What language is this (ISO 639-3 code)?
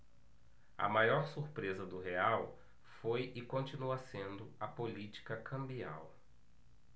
por